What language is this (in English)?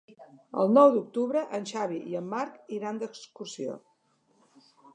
Catalan